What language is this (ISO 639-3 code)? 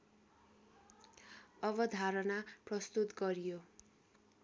nep